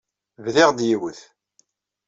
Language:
Kabyle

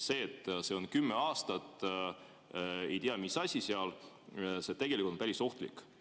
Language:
Estonian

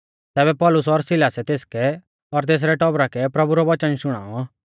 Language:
Mahasu Pahari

